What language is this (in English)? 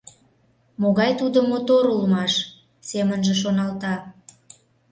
Mari